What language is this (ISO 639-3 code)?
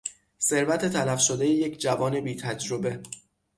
fas